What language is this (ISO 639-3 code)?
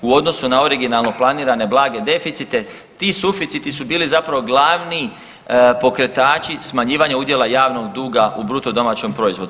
hrv